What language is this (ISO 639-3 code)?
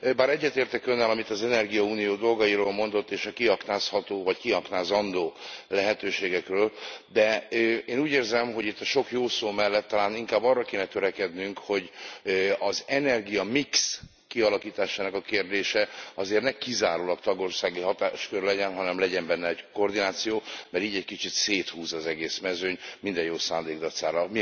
hun